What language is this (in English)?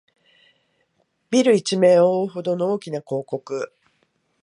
Japanese